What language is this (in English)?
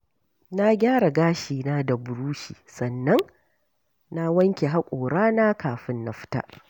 Hausa